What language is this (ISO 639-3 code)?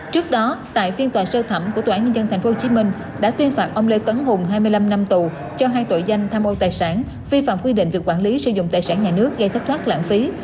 vie